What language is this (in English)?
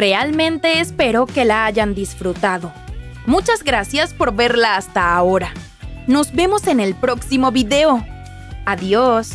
Spanish